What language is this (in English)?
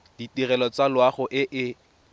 Tswana